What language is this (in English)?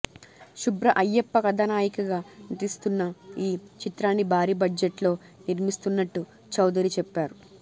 Telugu